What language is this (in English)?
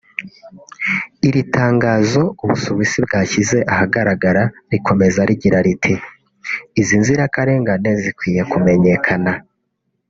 Kinyarwanda